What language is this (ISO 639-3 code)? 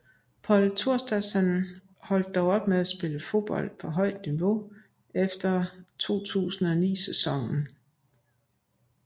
dan